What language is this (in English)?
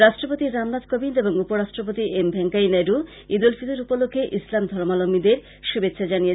Bangla